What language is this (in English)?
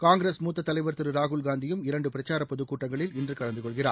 Tamil